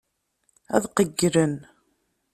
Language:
Kabyle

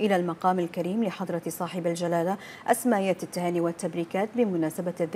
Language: Arabic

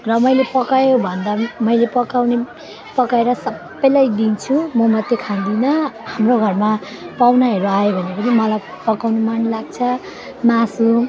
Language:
Nepali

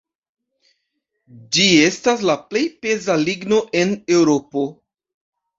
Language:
Esperanto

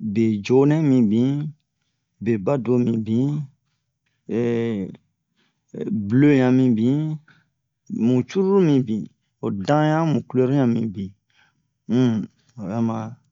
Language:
Bomu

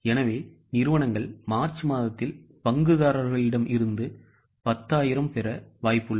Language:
Tamil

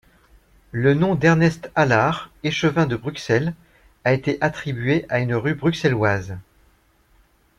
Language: French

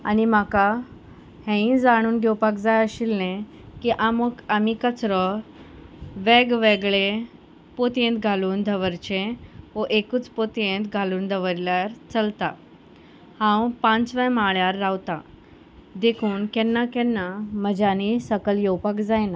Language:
Konkani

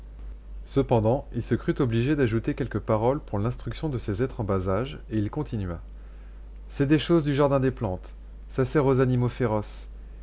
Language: French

